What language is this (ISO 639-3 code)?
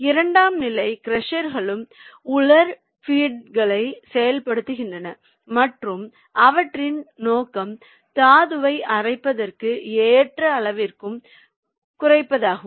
tam